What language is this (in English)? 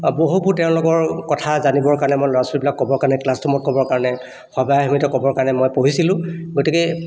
Assamese